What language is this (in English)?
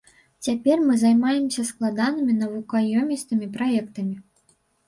Belarusian